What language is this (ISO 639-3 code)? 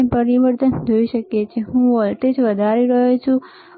guj